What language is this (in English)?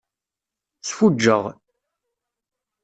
Kabyle